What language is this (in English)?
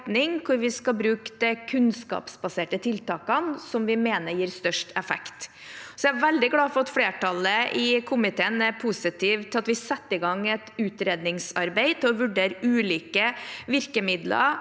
Norwegian